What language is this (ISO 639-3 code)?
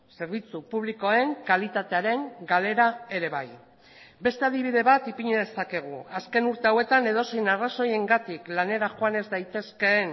eus